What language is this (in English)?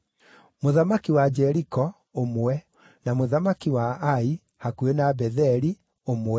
Kikuyu